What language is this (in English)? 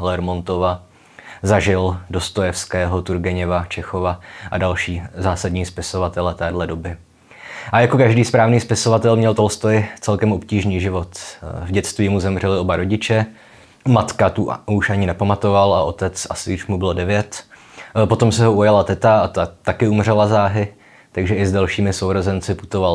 Czech